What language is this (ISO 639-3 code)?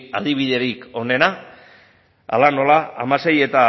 eus